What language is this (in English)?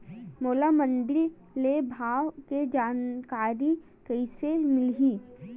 Chhattisgarhi